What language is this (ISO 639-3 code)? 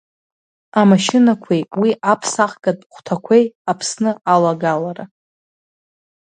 abk